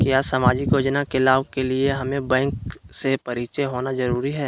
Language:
Magahi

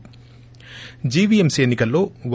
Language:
Telugu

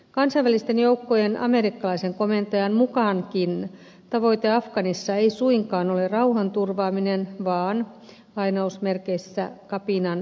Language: Finnish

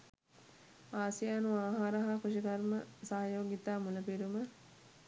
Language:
Sinhala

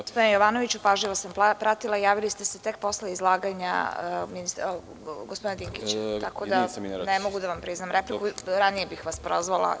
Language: Serbian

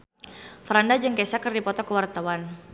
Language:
Sundanese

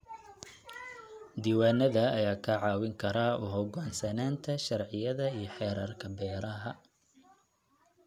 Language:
Somali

